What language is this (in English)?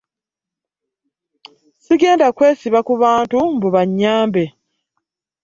Ganda